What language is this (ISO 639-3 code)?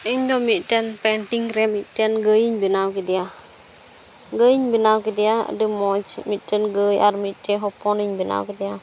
sat